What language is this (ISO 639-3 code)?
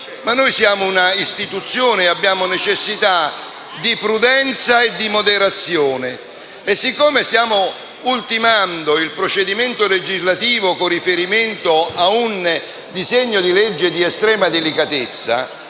ita